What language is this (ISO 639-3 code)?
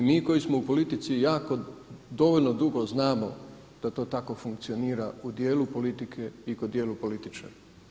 hrv